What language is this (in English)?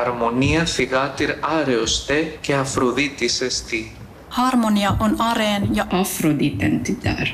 Finnish